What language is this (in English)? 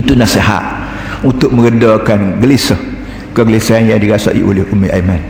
Malay